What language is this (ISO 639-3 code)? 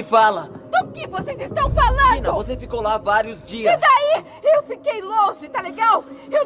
por